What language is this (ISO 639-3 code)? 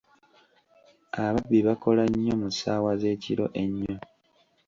lug